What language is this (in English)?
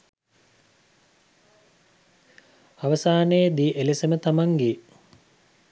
Sinhala